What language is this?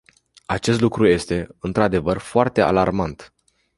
Romanian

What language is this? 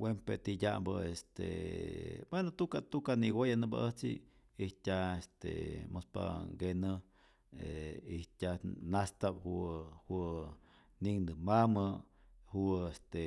Rayón Zoque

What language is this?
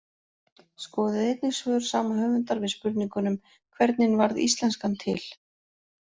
Icelandic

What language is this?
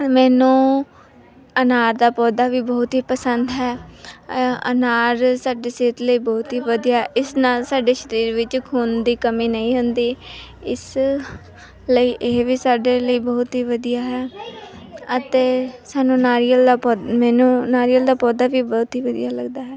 Punjabi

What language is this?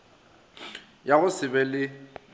Northern Sotho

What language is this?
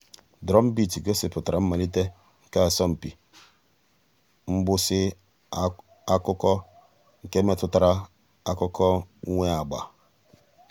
Igbo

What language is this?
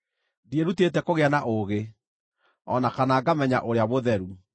Kikuyu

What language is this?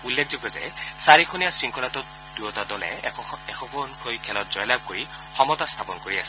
Assamese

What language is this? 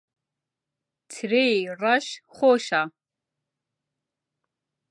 Central Kurdish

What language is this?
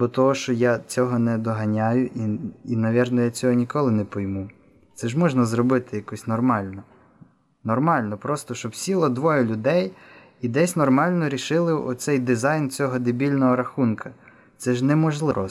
Ukrainian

